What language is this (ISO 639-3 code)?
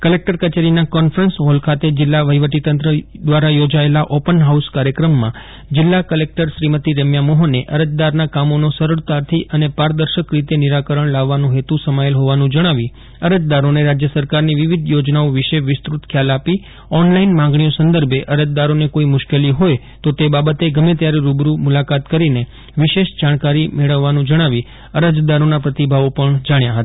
guj